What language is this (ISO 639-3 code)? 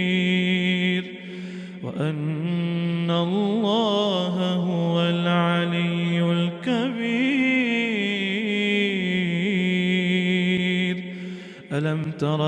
ara